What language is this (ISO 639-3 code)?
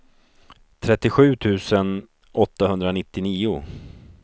swe